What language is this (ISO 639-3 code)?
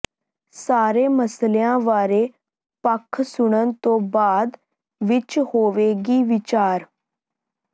pan